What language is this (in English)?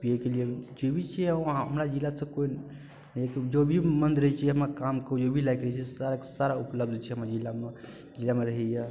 Maithili